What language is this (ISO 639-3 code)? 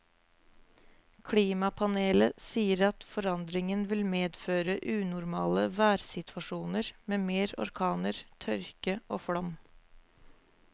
nor